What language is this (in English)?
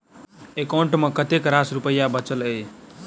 Maithili